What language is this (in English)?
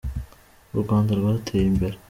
Kinyarwanda